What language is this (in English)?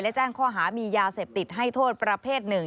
Thai